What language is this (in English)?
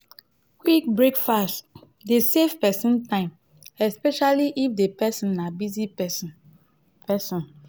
Nigerian Pidgin